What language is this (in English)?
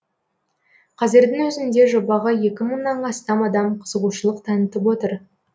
Kazakh